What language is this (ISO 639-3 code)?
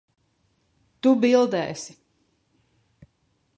lav